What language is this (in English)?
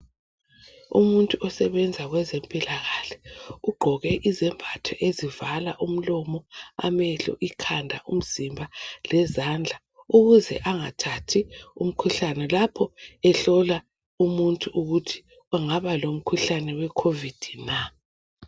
North Ndebele